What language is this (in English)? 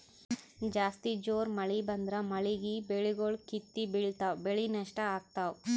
Kannada